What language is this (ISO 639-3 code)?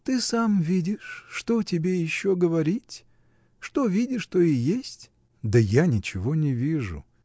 rus